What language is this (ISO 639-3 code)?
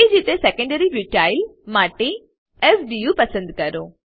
guj